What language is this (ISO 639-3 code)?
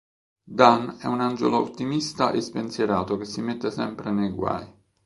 ita